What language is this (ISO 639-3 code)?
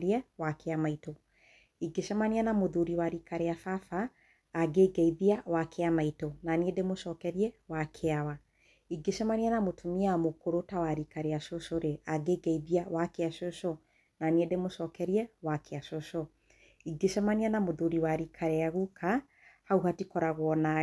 kik